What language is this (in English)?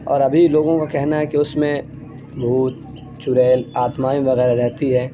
Urdu